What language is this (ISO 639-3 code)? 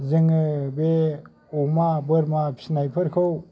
brx